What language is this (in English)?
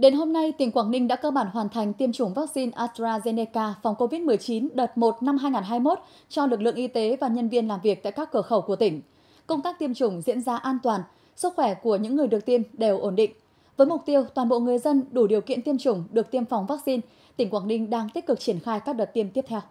Vietnamese